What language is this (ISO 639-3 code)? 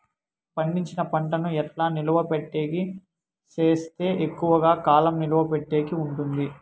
tel